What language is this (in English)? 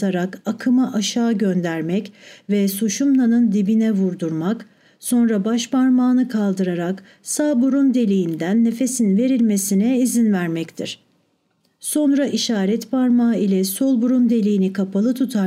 Turkish